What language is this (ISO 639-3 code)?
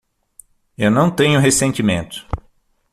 por